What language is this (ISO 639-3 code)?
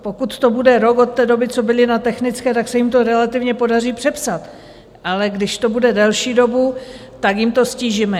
ces